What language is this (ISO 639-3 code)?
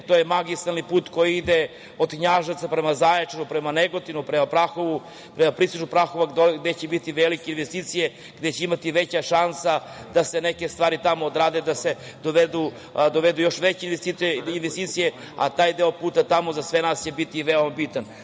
srp